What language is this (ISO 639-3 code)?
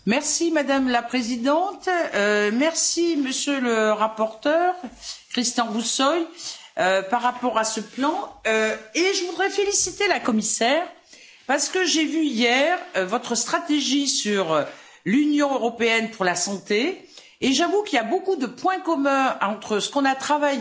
fra